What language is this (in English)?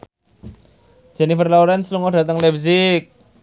Javanese